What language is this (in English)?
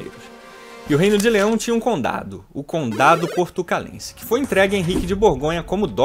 Portuguese